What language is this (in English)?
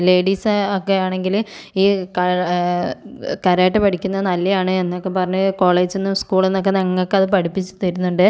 Malayalam